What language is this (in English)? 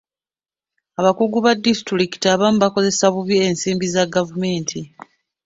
Ganda